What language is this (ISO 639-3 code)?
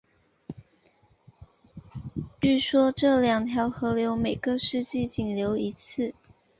zho